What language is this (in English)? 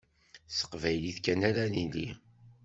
Kabyle